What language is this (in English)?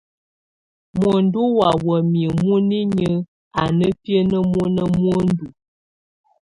Tunen